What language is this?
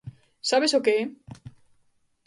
Galician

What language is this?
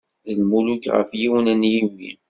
Kabyle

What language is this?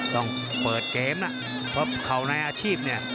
Thai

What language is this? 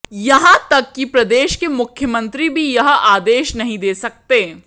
Hindi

